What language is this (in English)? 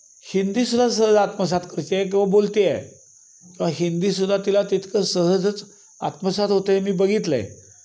Marathi